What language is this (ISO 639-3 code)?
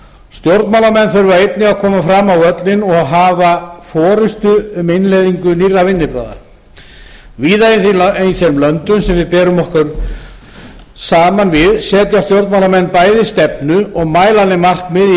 isl